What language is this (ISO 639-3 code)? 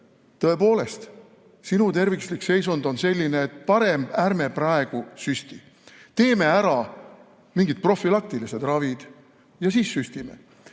est